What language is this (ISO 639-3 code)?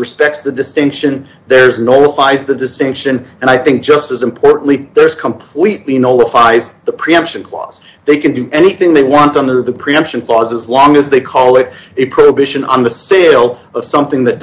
eng